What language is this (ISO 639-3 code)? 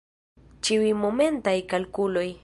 epo